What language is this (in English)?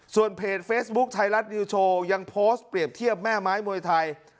Thai